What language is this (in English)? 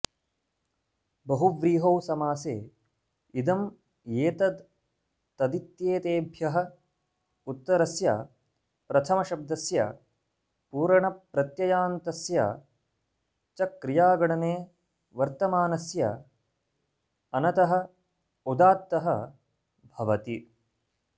Sanskrit